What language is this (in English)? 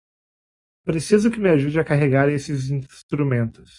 Portuguese